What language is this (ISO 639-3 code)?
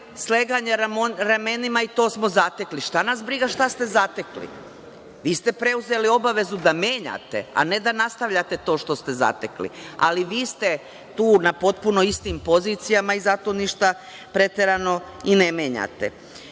srp